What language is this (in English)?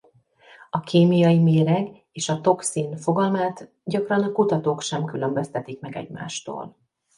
Hungarian